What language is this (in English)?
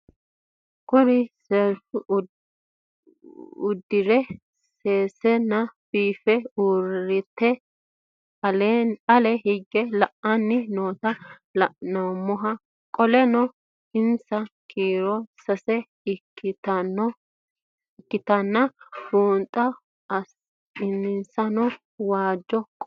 Sidamo